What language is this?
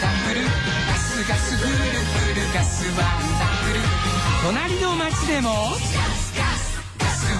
Japanese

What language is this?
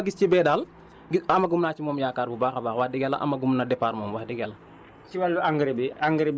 Wolof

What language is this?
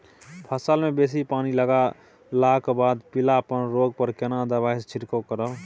Maithili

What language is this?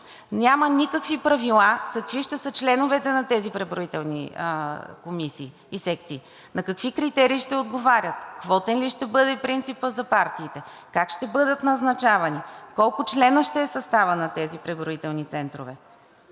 Bulgarian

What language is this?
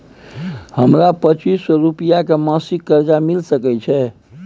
Maithili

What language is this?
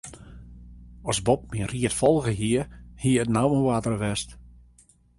Western Frisian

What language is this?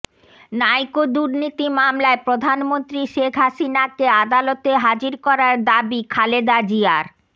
Bangla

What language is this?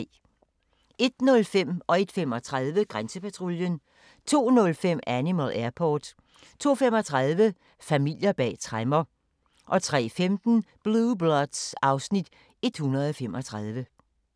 Danish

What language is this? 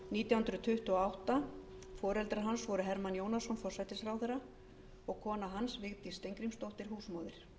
Icelandic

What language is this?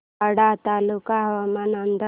Marathi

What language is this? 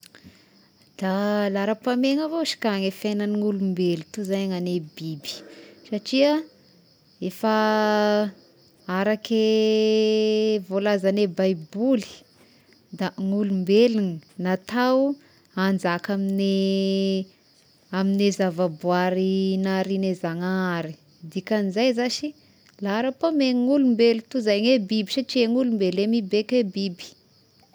Tesaka Malagasy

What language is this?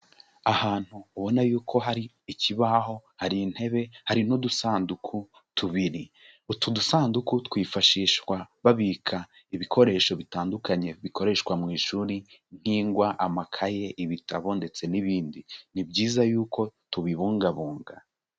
Kinyarwanda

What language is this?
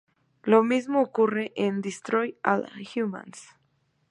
Spanish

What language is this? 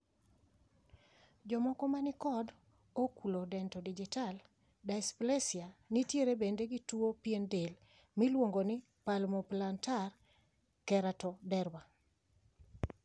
Luo (Kenya and Tanzania)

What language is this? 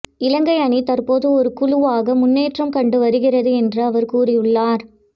Tamil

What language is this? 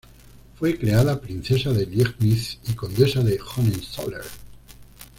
Spanish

